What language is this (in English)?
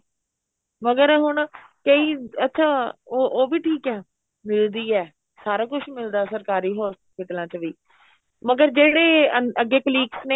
Punjabi